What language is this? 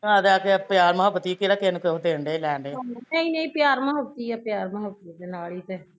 Punjabi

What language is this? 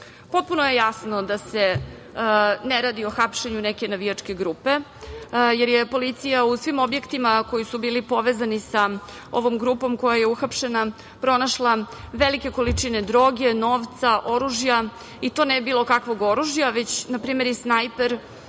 Serbian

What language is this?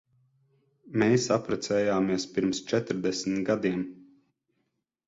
Latvian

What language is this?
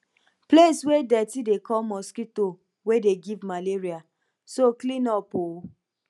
Nigerian Pidgin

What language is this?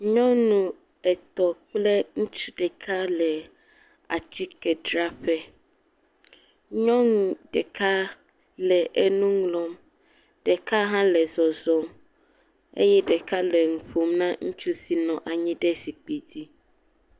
Ewe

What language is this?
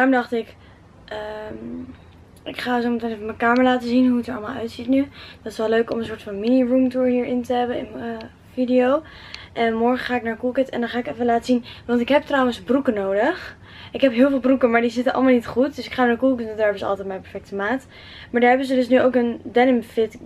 Dutch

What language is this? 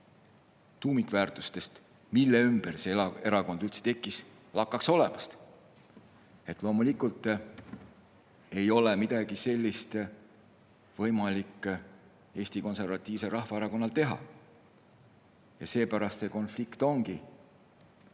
Estonian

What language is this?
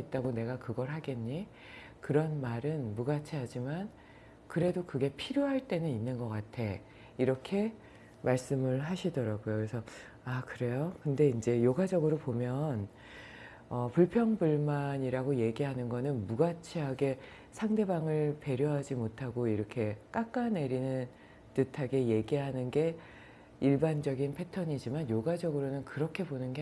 Korean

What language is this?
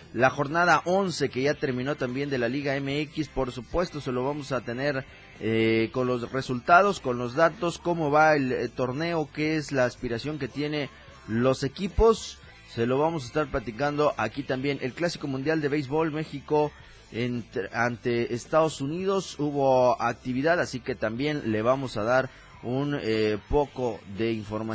Spanish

